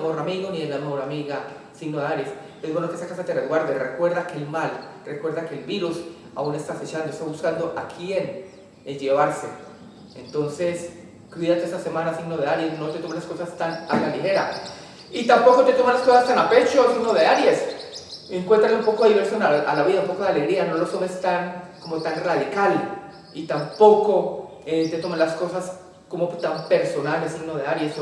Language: Spanish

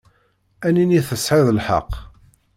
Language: Kabyle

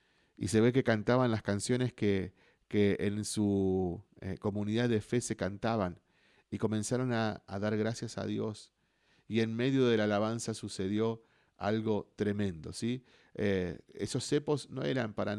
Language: Spanish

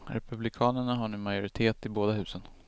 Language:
Swedish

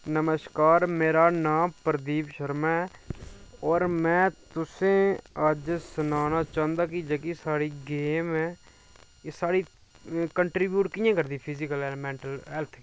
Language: Dogri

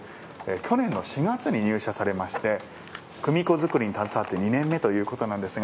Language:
Japanese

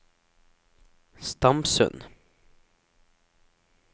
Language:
Norwegian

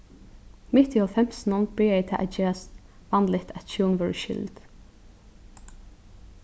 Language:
Faroese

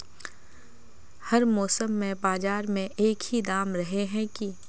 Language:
Magahi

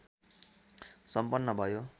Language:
Nepali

